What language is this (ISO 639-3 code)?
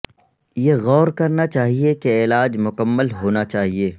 urd